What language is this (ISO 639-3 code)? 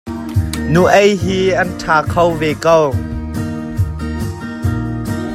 cnh